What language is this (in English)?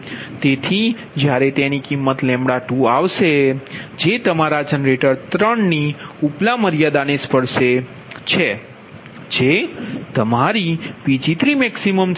Gujarati